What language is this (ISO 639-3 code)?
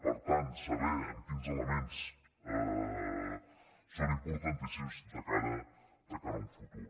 cat